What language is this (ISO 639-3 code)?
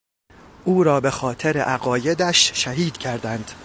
fas